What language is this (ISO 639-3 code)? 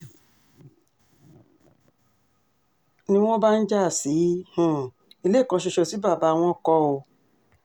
yor